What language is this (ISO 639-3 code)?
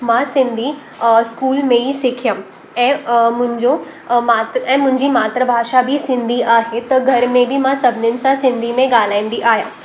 snd